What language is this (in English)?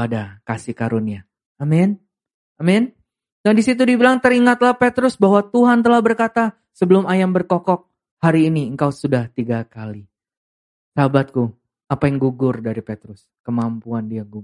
Indonesian